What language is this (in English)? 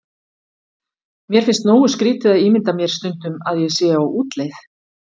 Icelandic